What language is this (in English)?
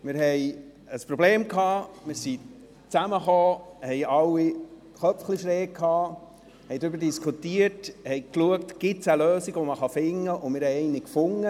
Swiss German